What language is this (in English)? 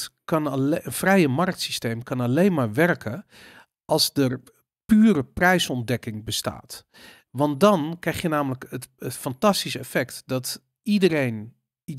Dutch